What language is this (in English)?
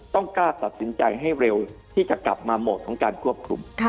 Thai